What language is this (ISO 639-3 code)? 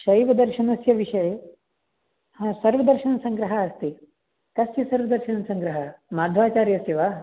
san